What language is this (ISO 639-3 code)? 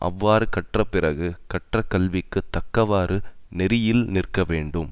tam